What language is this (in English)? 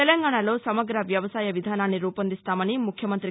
Telugu